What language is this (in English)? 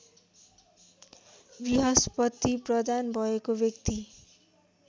Nepali